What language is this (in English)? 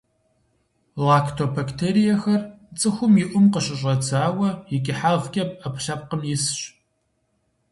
Kabardian